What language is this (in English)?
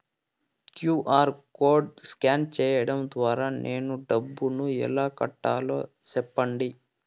Telugu